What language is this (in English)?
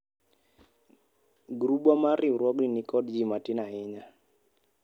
Luo (Kenya and Tanzania)